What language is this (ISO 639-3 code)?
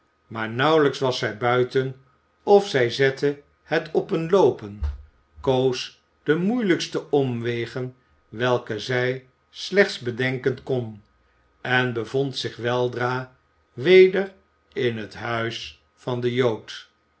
nld